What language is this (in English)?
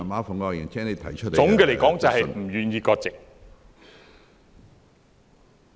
Cantonese